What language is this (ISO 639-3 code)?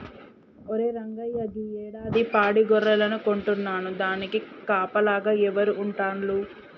tel